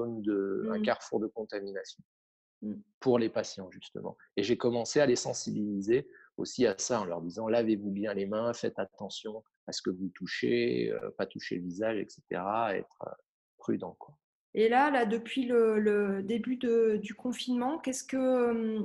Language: French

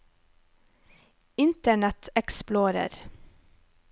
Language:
Norwegian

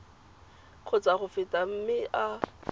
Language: Tswana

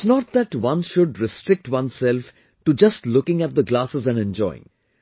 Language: English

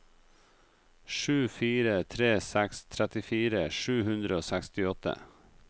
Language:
Norwegian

